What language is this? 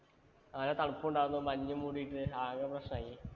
Malayalam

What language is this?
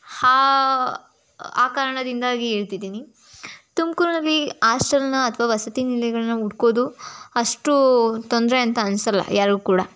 Kannada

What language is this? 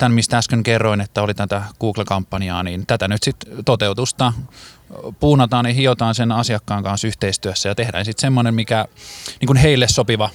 Finnish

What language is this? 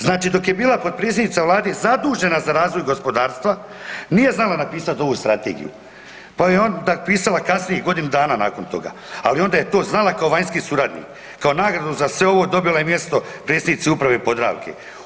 Croatian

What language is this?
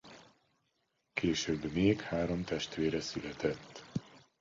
Hungarian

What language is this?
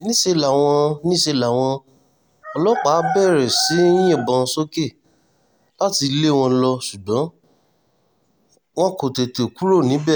Yoruba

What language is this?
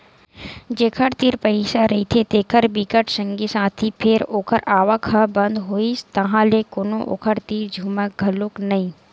Chhattisgarhi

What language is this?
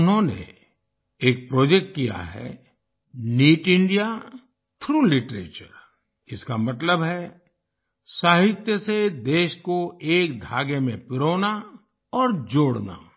Hindi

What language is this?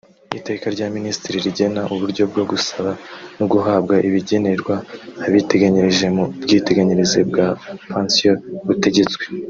Kinyarwanda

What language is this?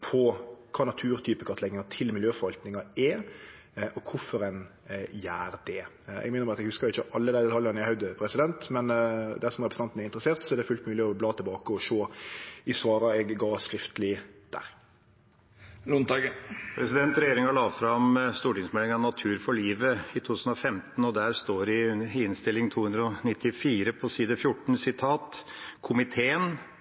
Norwegian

